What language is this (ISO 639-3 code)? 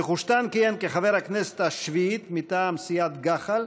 heb